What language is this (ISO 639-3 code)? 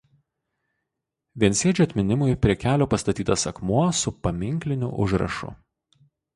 lit